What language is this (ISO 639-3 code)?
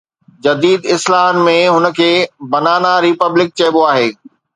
snd